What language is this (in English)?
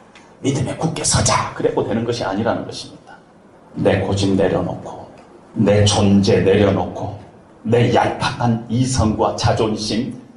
Korean